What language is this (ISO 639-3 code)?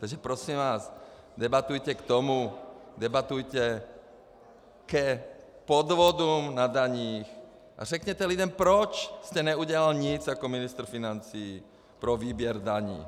ces